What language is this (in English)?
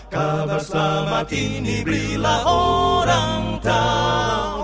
Indonesian